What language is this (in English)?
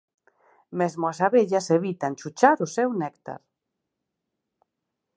Galician